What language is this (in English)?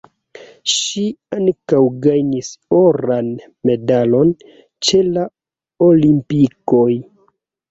Esperanto